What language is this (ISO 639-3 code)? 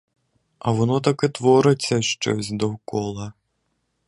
ukr